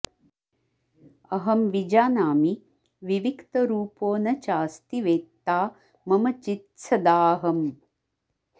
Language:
Sanskrit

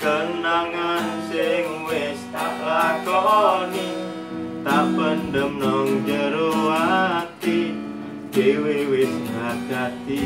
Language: Indonesian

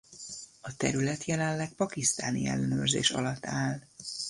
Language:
Hungarian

